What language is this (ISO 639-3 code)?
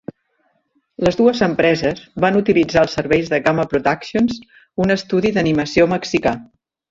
cat